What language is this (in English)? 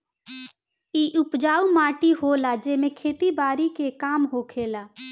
Bhojpuri